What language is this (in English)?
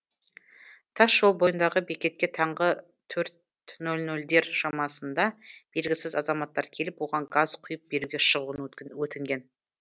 Kazakh